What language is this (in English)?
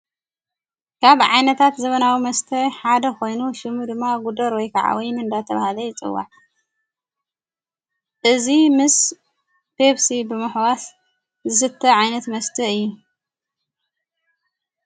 Tigrinya